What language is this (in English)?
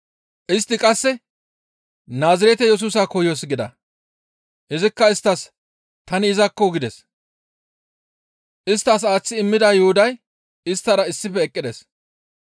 Gamo